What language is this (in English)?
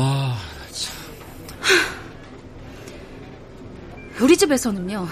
Korean